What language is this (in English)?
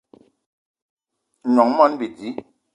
Eton (Cameroon)